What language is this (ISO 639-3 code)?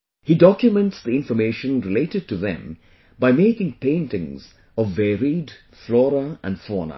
eng